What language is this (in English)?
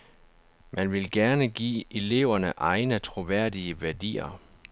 Danish